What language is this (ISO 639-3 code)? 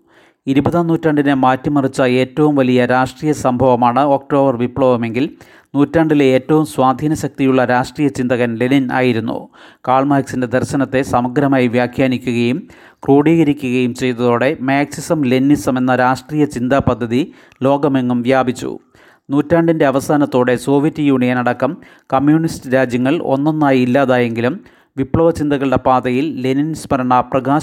mal